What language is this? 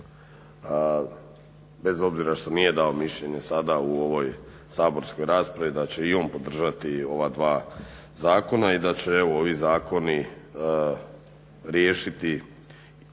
Croatian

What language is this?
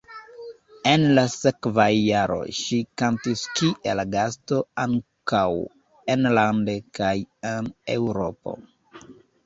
Esperanto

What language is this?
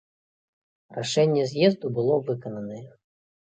Belarusian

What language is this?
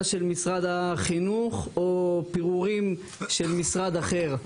Hebrew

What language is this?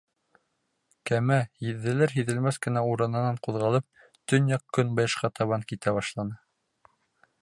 Bashkir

